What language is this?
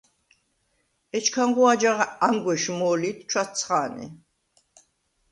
Svan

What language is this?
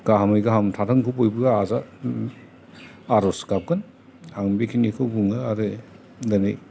Bodo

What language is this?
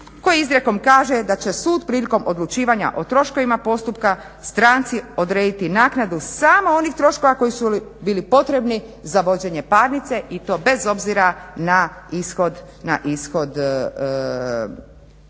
Croatian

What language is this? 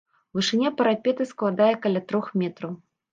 Belarusian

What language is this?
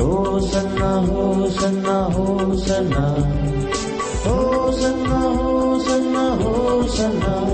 Urdu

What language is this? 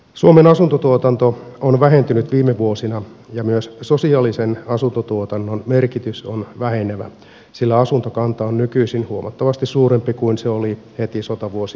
Finnish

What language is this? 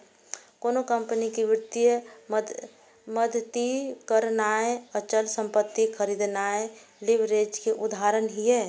Maithili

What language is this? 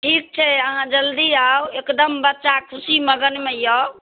Maithili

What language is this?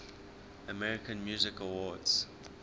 English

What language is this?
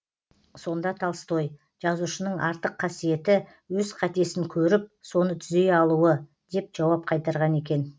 Kazakh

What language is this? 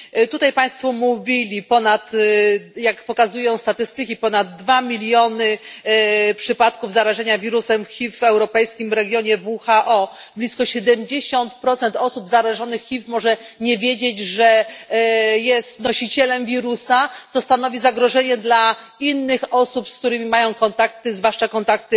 Polish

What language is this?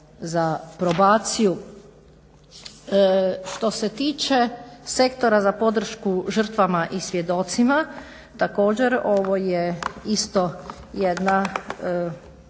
Croatian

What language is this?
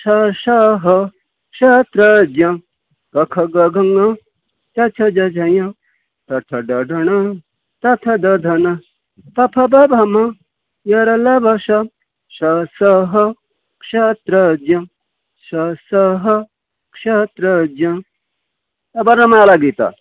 Sanskrit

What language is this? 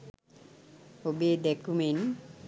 Sinhala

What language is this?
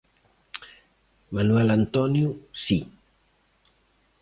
Galician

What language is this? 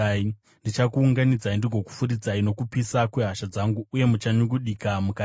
Shona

